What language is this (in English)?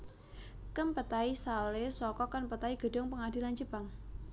Javanese